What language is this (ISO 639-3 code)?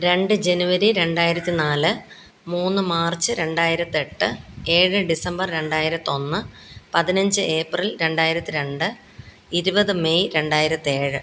mal